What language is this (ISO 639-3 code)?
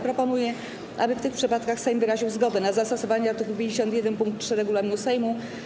pol